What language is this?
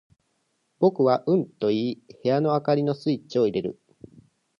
Japanese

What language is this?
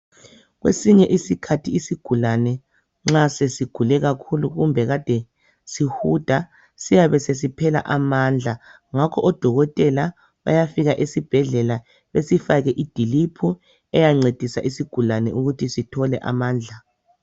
North Ndebele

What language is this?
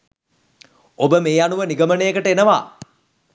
Sinhala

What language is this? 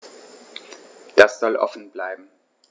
German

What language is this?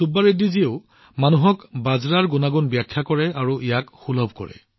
Assamese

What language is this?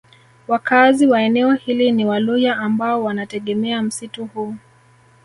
Swahili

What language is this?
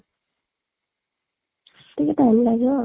Odia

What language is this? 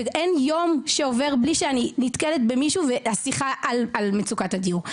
Hebrew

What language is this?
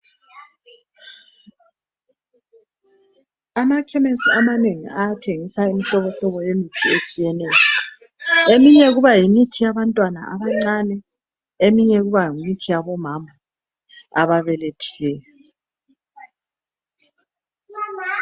North Ndebele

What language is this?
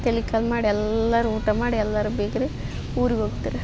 Kannada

